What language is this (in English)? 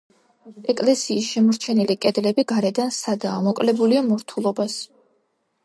Georgian